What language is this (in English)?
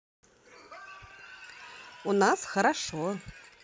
Russian